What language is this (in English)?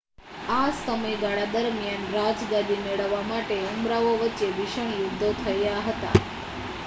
Gujarati